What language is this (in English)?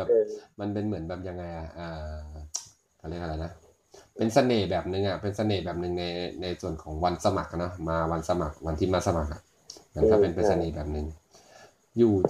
Thai